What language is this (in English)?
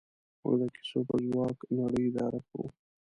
Pashto